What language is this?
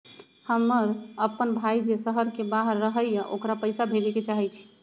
Magahi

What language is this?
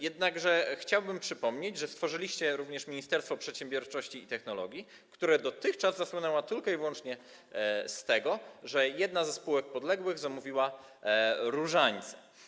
Polish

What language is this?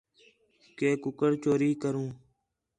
Khetrani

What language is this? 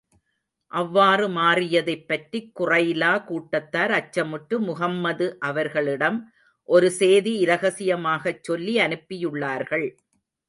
Tamil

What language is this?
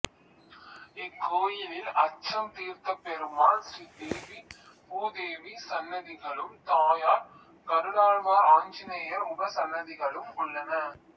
Tamil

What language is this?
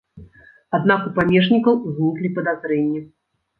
Belarusian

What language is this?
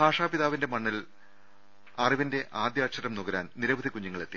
Malayalam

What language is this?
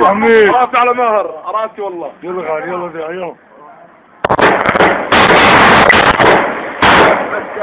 Arabic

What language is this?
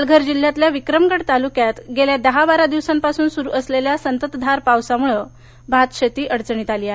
Marathi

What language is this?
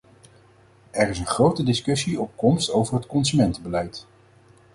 Dutch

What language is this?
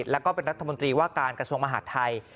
Thai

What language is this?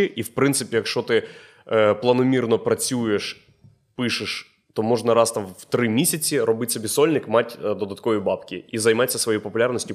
Ukrainian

